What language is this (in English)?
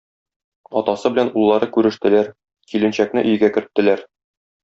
Tatar